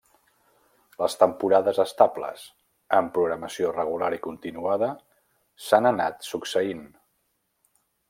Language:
Catalan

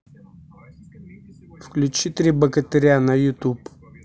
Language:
Russian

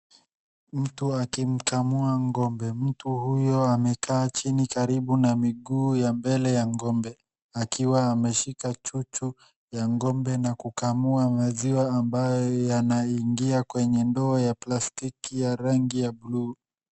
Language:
Swahili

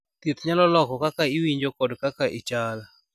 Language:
Luo (Kenya and Tanzania)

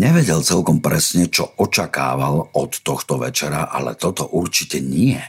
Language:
Slovak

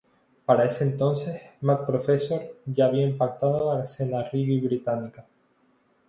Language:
Spanish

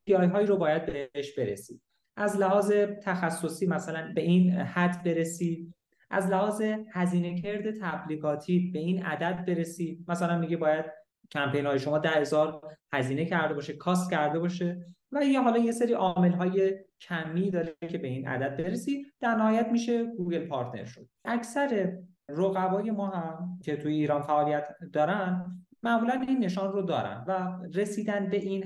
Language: Persian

